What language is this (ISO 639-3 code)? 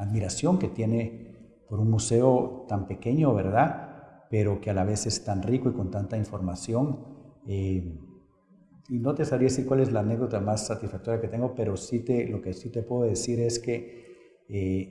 spa